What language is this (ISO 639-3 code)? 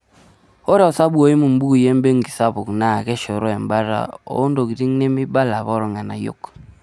mas